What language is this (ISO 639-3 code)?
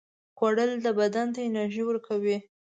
pus